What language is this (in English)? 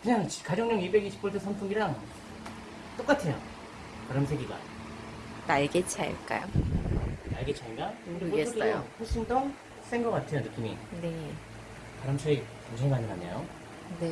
Korean